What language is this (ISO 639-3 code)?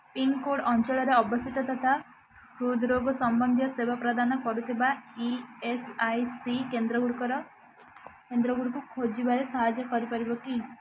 ori